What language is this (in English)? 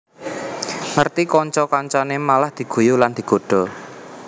Javanese